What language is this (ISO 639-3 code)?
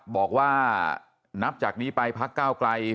tha